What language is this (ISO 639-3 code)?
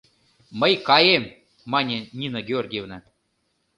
chm